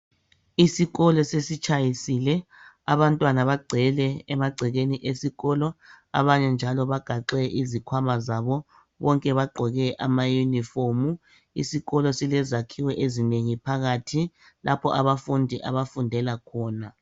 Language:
North Ndebele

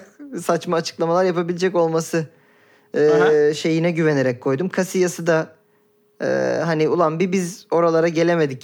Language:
Turkish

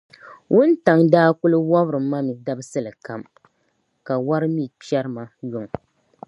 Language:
Dagbani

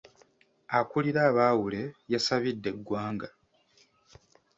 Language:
Ganda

